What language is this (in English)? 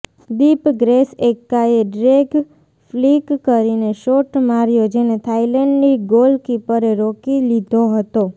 Gujarati